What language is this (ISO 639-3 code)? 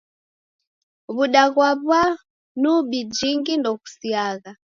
dav